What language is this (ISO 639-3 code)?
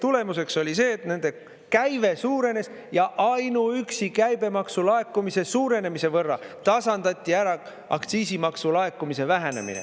est